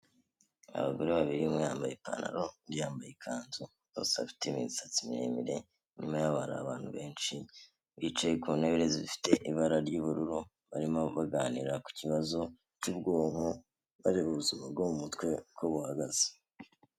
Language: Kinyarwanda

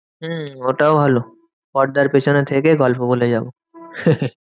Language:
Bangla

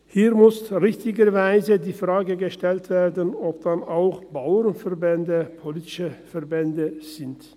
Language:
Swiss German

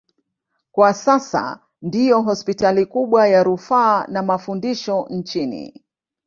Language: Swahili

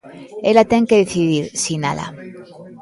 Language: Galician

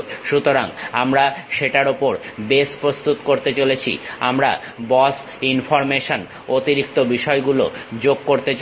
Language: Bangla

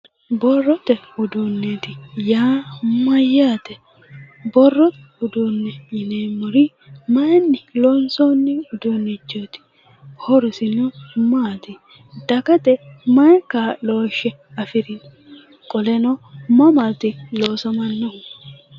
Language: Sidamo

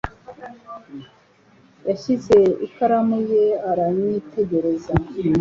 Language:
Kinyarwanda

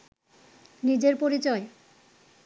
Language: Bangla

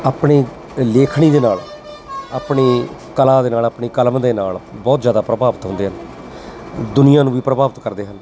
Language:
Punjabi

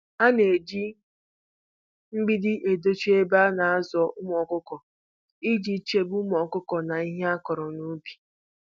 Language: Igbo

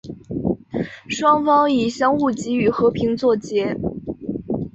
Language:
Chinese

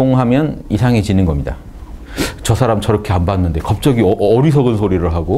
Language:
Korean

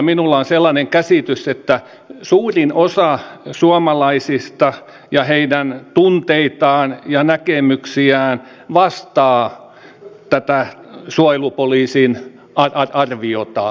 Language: Finnish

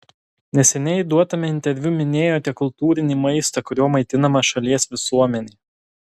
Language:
Lithuanian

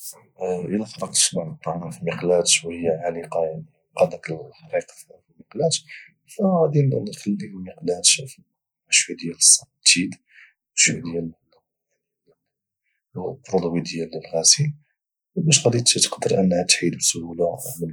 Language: Moroccan Arabic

